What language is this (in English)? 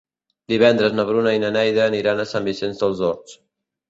Catalan